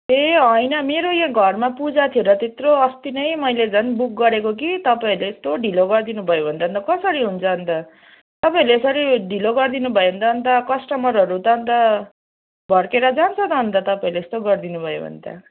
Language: Nepali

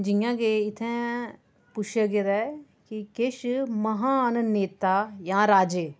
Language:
Dogri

